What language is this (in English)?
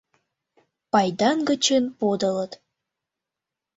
Mari